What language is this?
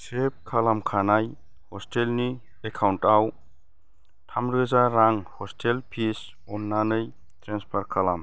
Bodo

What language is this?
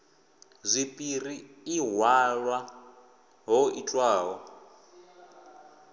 Venda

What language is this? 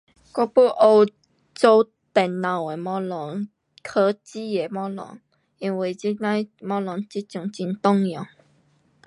Pu-Xian Chinese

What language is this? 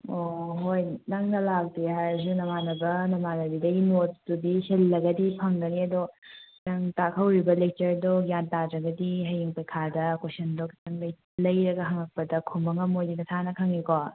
Manipuri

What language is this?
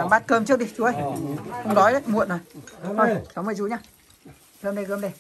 Vietnamese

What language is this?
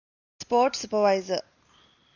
Divehi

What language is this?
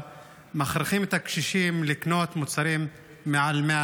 Hebrew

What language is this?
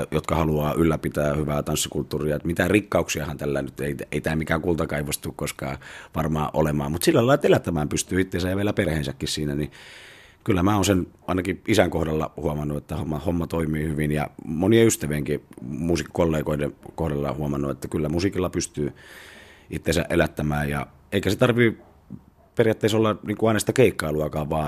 Finnish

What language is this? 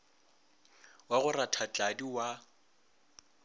Northern Sotho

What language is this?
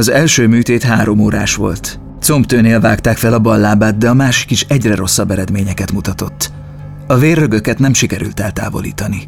Hungarian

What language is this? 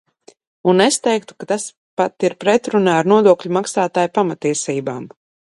Latvian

